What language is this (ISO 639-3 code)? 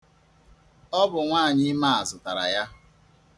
ibo